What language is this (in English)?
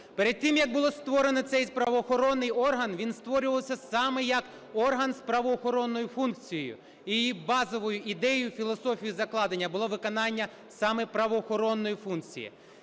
Ukrainian